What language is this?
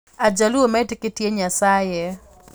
Kikuyu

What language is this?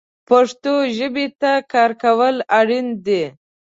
Pashto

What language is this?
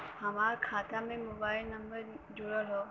Bhojpuri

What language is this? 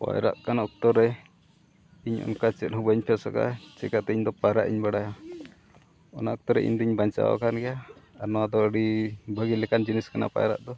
Santali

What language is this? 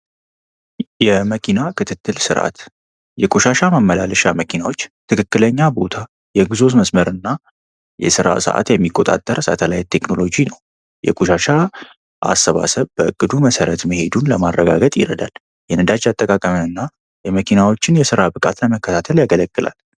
Amharic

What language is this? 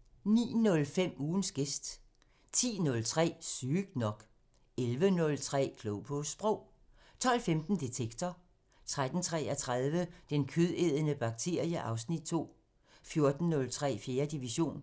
Danish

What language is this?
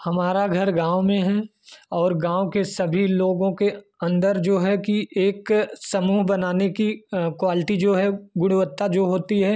Hindi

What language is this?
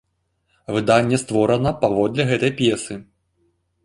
Belarusian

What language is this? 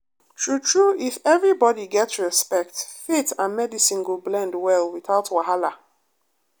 Nigerian Pidgin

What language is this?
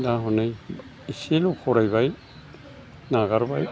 Bodo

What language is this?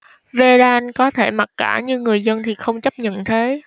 Vietnamese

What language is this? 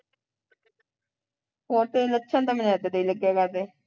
Punjabi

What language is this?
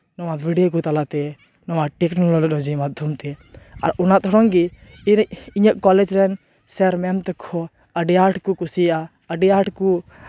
Santali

